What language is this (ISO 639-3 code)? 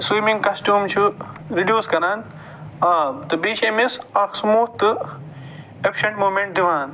kas